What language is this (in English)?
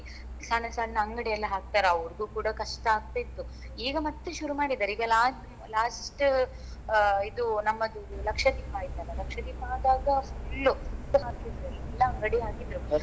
Kannada